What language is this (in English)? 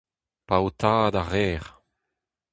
Breton